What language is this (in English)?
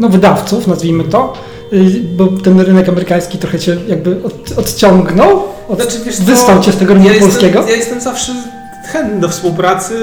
Polish